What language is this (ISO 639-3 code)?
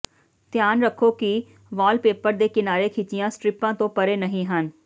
pan